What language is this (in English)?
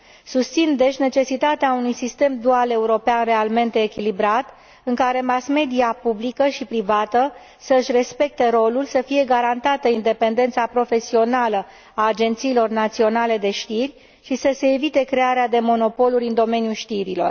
Romanian